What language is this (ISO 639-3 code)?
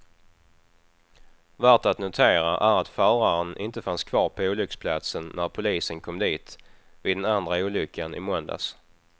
swe